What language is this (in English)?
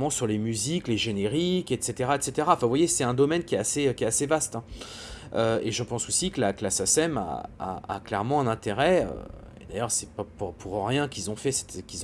French